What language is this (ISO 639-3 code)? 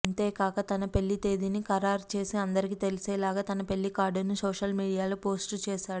tel